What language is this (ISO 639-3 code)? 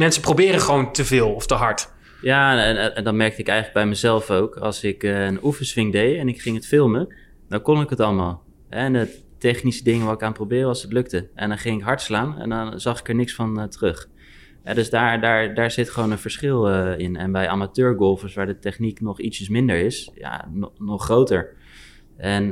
nld